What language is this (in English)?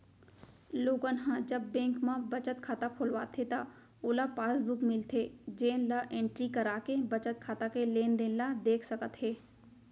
Chhattisgarhi